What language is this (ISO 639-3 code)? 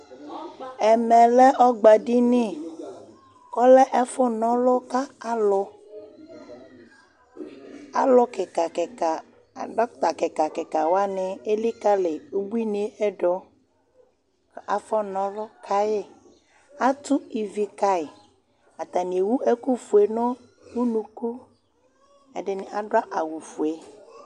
kpo